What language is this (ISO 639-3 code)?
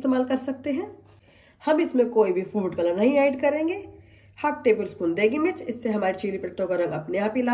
hin